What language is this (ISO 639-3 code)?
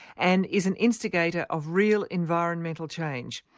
eng